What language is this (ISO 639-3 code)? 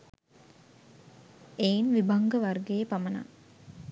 sin